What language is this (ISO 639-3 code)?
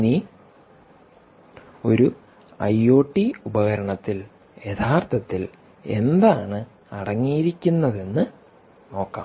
mal